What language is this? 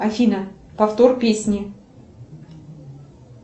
Russian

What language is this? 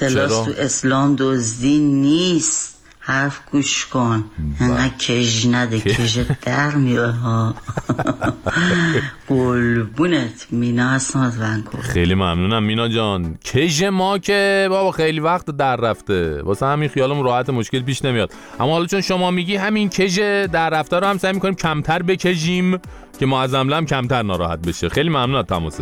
Persian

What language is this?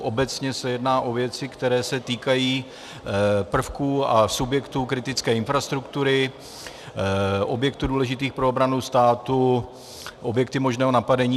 Czech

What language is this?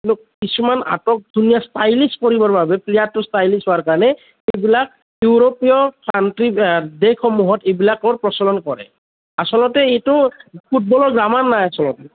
Assamese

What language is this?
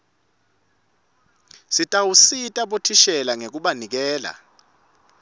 Swati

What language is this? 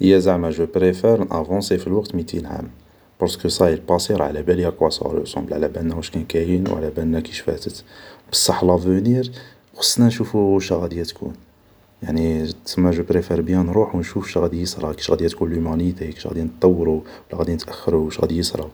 Algerian Arabic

